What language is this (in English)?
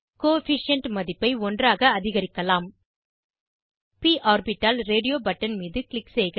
Tamil